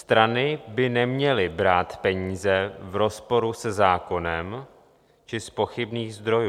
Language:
Czech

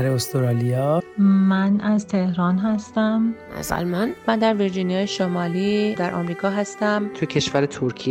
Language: Persian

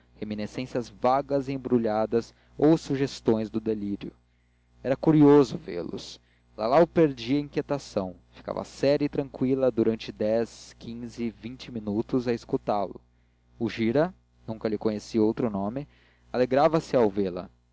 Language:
Portuguese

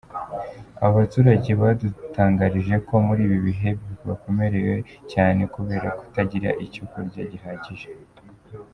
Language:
Kinyarwanda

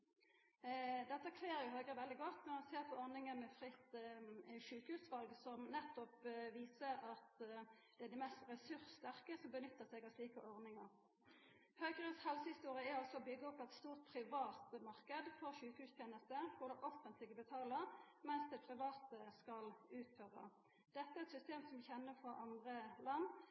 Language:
Norwegian Nynorsk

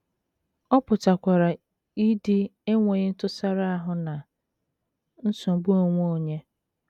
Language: Igbo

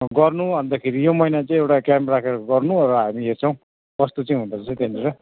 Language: Nepali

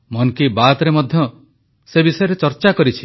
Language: Odia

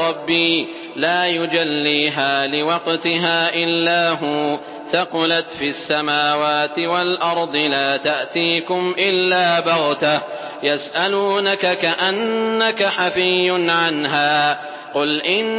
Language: Arabic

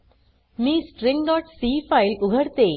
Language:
Marathi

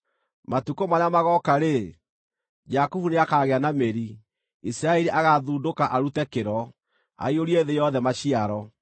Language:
Kikuyu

